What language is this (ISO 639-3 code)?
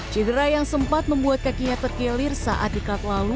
ind